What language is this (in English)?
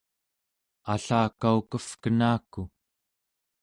Central Yupik